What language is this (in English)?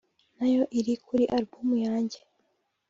Kinyarwanda